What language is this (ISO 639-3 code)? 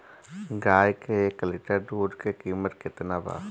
bho